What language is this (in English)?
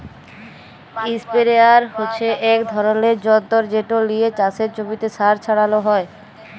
Bangla